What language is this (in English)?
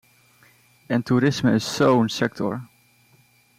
Dutch